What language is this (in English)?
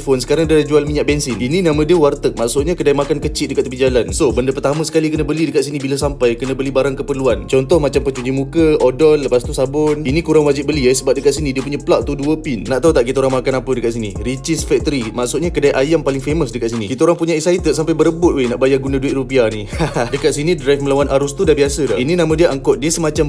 Malay